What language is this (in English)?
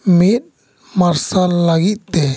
Santali